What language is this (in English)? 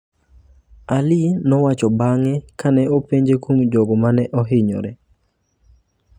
Luo (Kenya and Tanzania)